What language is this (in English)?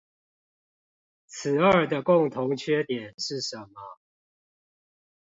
Chinese